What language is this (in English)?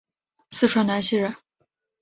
Chinese